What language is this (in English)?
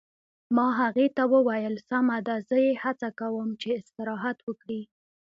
Pashto